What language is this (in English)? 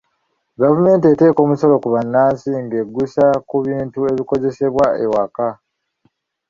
Ganda